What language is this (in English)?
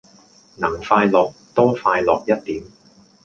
Cantonese